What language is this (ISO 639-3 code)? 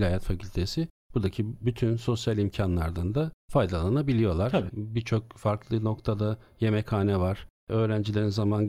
tur